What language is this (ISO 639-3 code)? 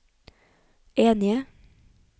nor